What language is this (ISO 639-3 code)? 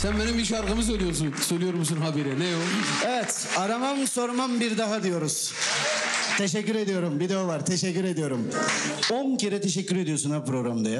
tur